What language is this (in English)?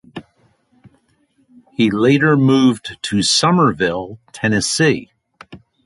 English